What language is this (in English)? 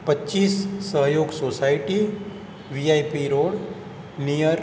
Gujarati